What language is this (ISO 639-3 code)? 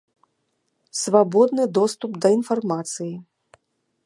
bel